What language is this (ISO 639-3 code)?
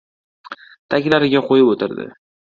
uzb